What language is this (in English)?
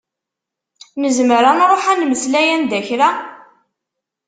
Kabyle